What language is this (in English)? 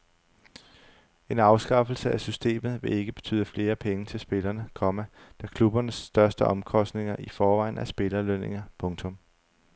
Danish